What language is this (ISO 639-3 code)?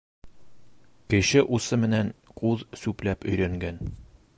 bak